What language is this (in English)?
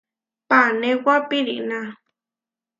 Huarijio